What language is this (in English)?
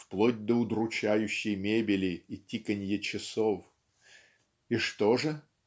Russian